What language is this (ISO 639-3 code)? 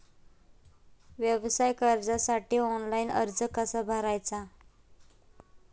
mar